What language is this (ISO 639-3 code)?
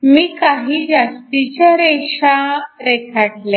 mar